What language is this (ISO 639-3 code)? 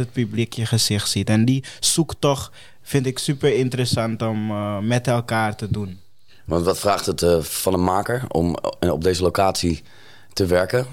nld